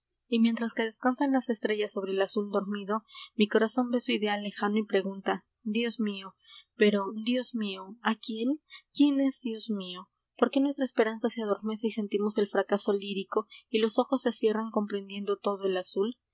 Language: Spanish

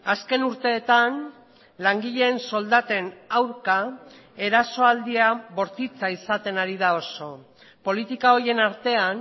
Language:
Basque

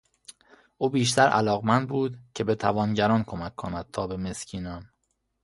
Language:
Persian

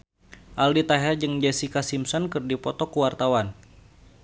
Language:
Sundanese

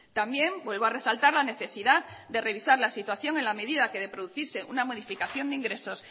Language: Spanish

